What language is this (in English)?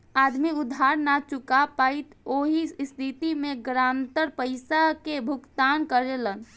Bhojpuri